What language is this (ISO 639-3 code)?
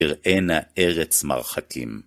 heb